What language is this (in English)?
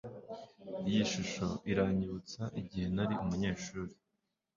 Kinyarwanda